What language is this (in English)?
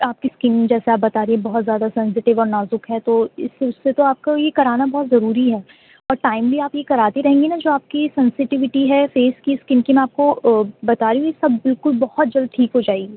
Urdu